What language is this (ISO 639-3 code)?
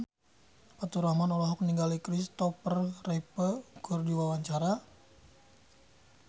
sun